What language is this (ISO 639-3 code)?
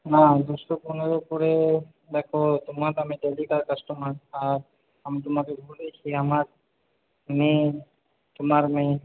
ben